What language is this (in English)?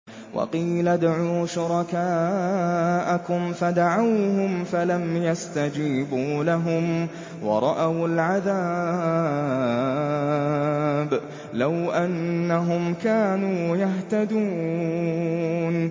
Arabic